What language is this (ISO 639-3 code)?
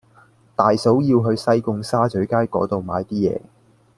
yue